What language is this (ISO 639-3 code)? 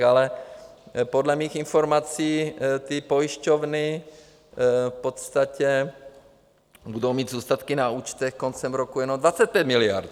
ces